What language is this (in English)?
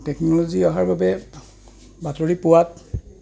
Assamese